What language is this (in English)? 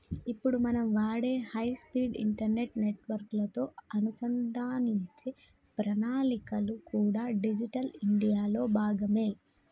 Telugu